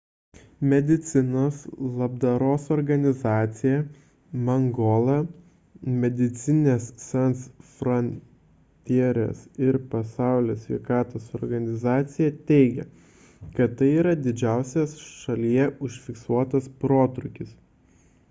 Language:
Lithuanian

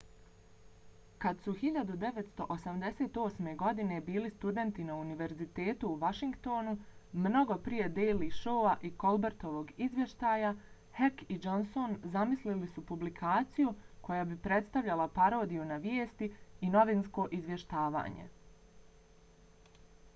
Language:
Bosnian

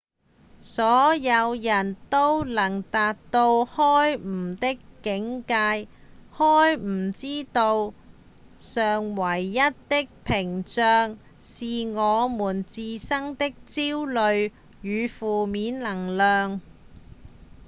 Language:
Cantonese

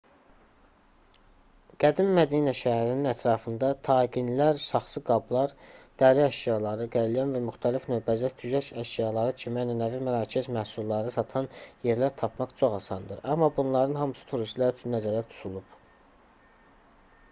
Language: Azerbaijani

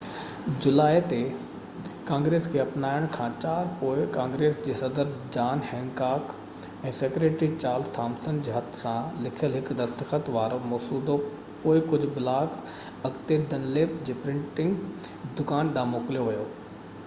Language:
Sindhi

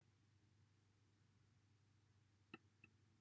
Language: Welsh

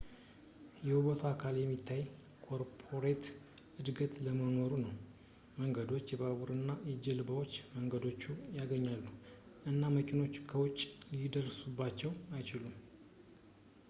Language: Amharic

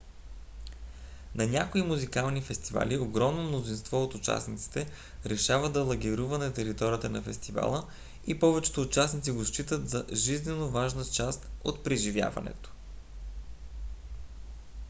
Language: Bulgarian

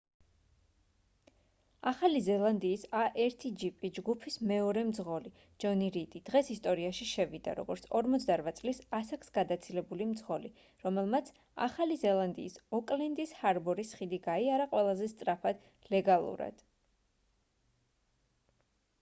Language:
Georgian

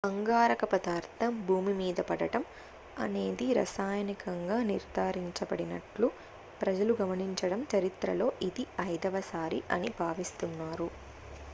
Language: Telugu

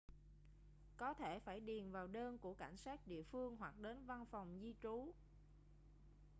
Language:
Vietnamese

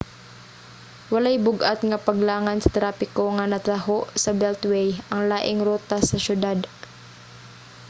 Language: Cebuano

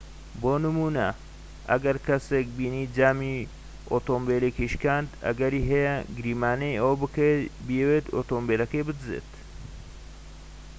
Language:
Central Kurdish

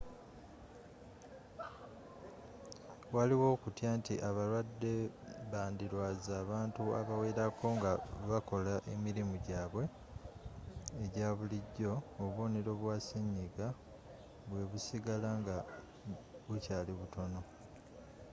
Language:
Ganda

